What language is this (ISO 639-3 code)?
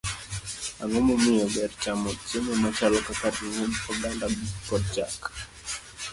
luo